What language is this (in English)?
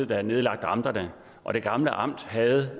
Danish